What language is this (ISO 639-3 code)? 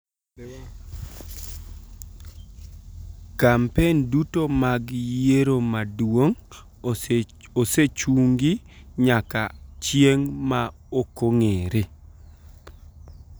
luo